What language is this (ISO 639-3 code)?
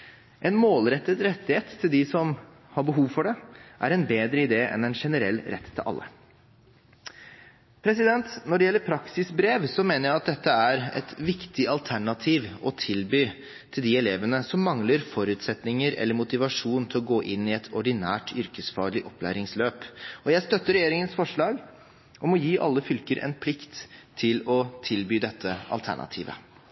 nob